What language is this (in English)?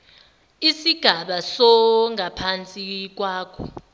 Zulu